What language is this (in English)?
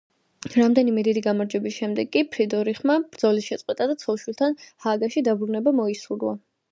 Georgian